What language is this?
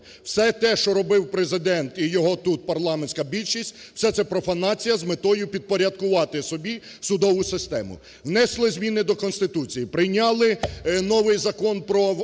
Ukrainian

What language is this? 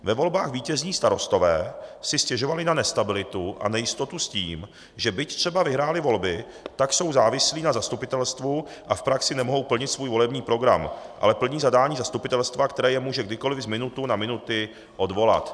Czech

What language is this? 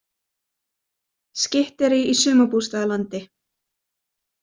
Icelandic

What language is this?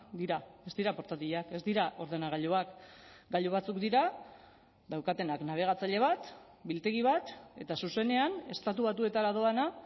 Basque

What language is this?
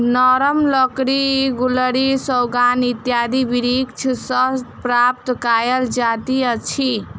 Maithili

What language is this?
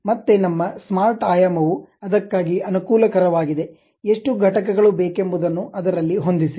Kannada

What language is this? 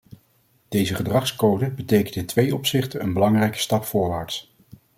Dutch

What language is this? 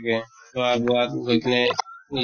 Assamese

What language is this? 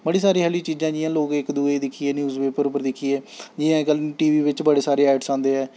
Dogri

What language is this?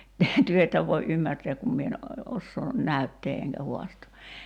Finnish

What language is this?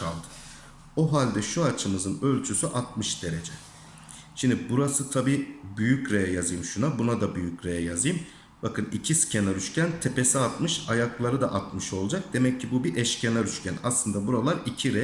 Turkish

